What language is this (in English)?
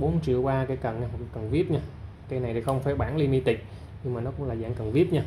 Vietnamese